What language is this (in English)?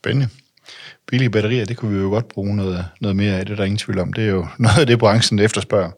Danish